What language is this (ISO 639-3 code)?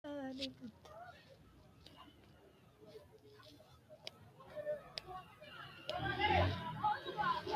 sid